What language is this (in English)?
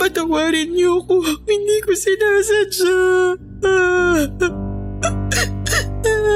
Filipino